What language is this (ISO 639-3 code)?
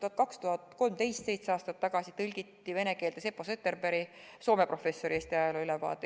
est